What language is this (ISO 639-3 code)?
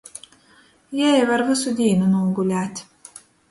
ltg